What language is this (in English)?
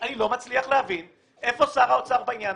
Hebrew